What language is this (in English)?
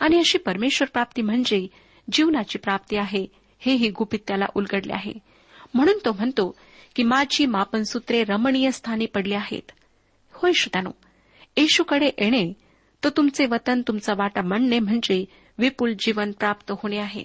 Marathi